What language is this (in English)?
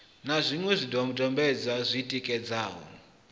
Venda